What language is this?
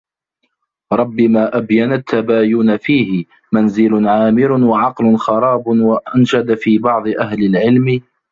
Arabic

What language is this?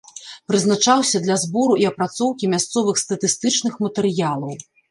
Belarusian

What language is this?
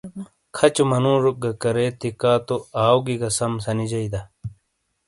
Shina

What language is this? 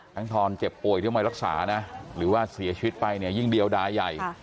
Thai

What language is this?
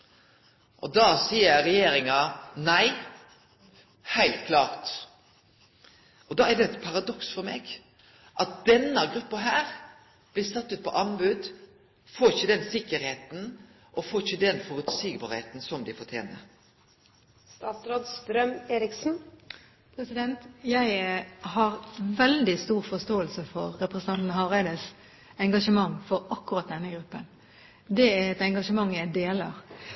Norwegian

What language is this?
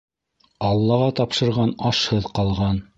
Bashkir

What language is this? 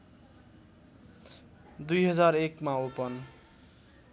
Nepali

